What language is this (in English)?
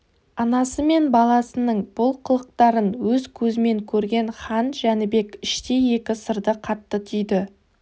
Kazakh